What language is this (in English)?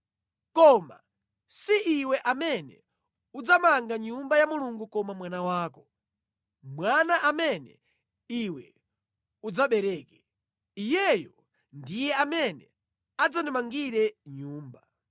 Nyanja